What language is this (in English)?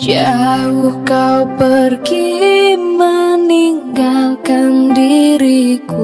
Indonesian